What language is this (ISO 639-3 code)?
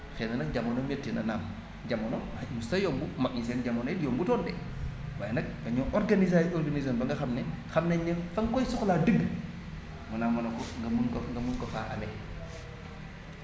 wol